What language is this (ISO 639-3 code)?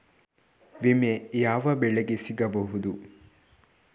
kan